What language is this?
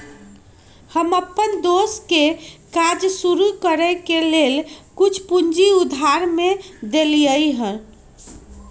Magahi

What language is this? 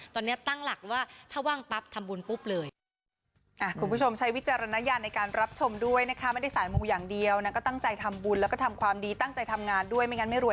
Thai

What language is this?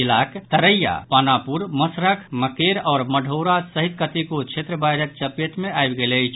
Maithili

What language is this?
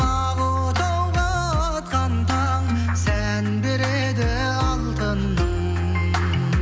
Kazakh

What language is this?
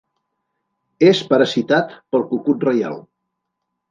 Catalan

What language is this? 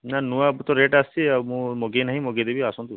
Odia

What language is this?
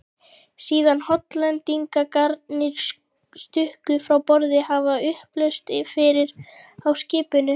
Icelandic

